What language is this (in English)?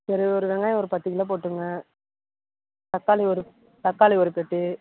Tamil